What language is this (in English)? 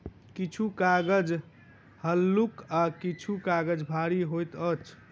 Maithili